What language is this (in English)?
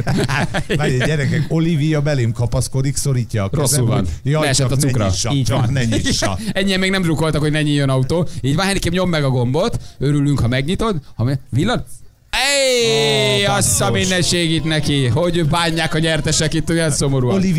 Hungarian